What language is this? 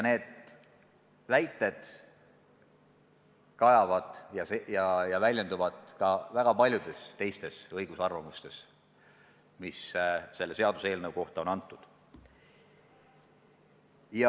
Estonian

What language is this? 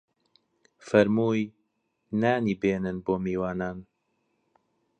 Central Kurdish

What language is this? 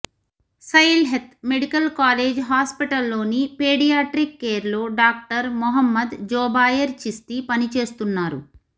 Telugu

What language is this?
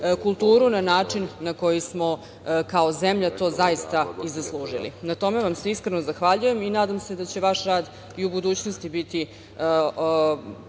Serbian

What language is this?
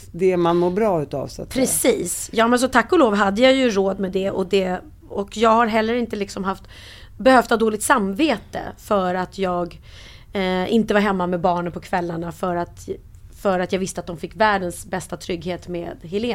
Swedish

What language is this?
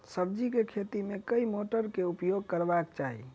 Maithili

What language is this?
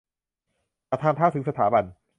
Thai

